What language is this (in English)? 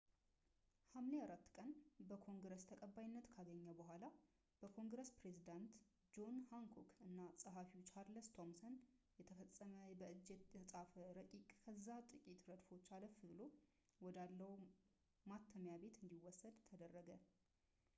Amharic